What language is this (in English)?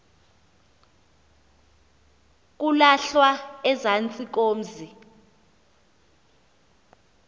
Xhosa